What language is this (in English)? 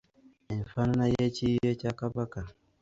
Ganda